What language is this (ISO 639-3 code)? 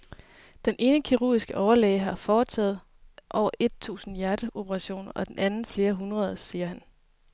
dan